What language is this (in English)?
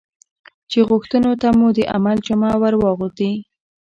Pashto